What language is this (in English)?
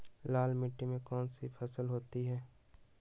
Magahi